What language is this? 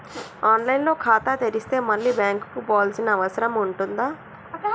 Telugu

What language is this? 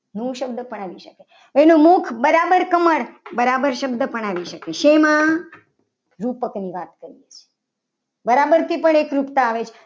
Gujarati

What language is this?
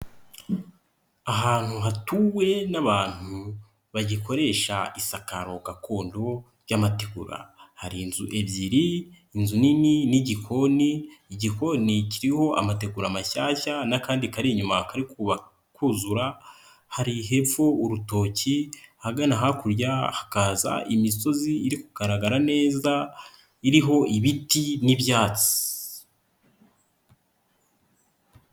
Kinyarwanda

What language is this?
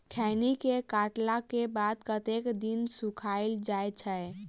Maithili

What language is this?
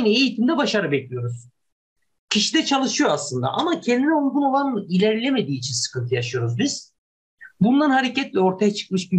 Turkish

